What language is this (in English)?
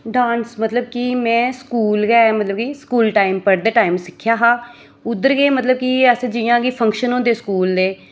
Dogri